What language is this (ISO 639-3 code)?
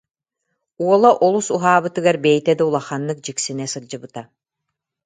sah